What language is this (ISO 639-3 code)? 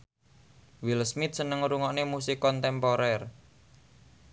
jav